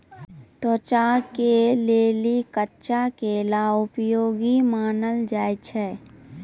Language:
Maithili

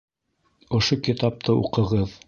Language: Bashkir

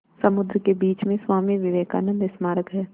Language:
Hindi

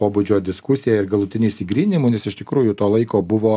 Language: Lithuanian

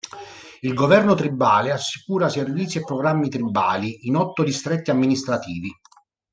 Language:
Italian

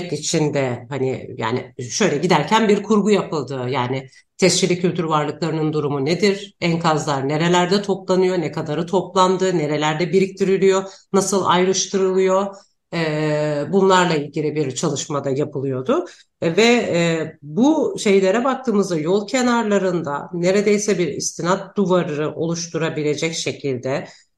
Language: Turkish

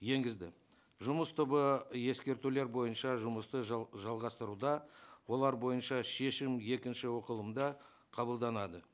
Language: Kazakh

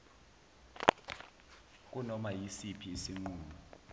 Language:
Zulu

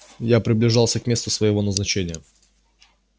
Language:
Russian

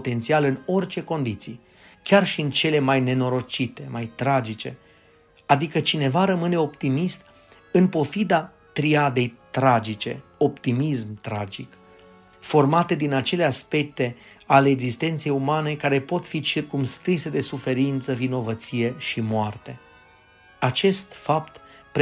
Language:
Romanian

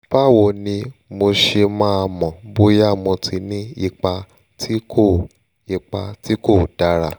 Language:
Yoruba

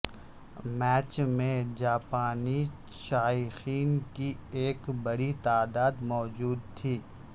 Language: Urdu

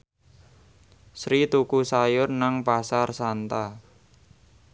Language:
Javanese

